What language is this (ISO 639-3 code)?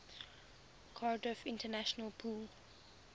eng